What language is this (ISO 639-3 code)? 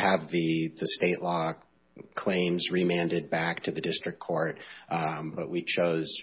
eng